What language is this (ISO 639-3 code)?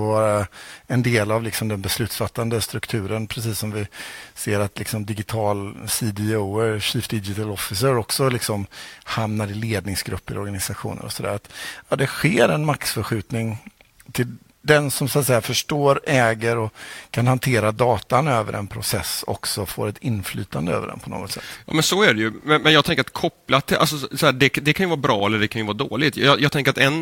swe